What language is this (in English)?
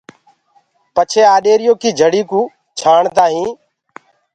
Gurgula